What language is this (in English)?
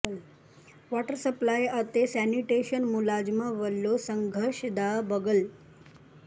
Punjabi